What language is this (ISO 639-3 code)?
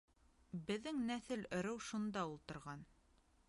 bak